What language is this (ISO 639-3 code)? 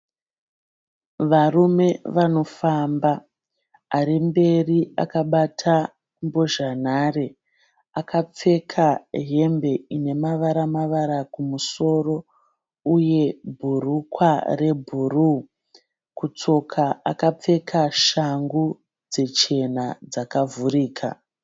sna